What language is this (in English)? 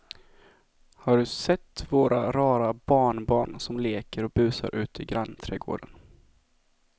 Swedish